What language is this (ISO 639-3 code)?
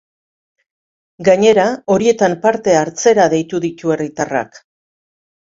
eus